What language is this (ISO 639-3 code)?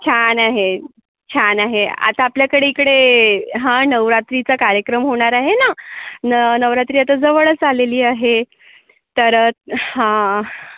mar